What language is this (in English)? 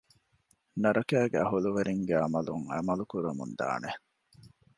Divehi